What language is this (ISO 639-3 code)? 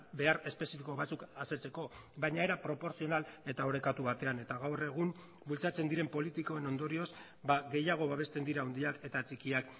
eus